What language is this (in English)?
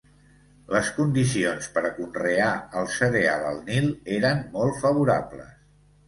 Catalan